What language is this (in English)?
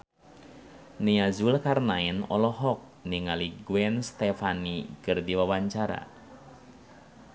Sundanese